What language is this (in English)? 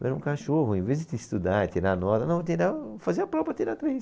Portuguese